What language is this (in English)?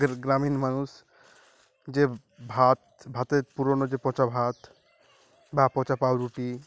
Bangla